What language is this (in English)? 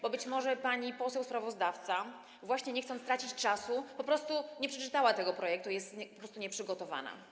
Polish